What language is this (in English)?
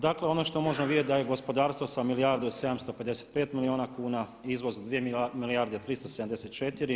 Croatian